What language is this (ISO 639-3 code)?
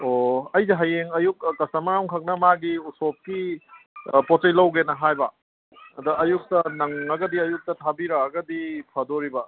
mni